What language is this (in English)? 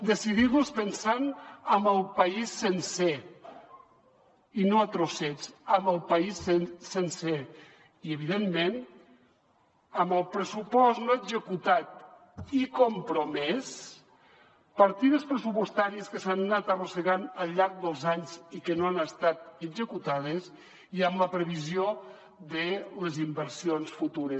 Catalan